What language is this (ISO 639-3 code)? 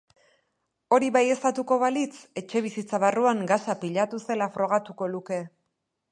eus